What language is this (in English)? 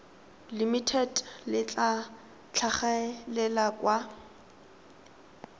Tswana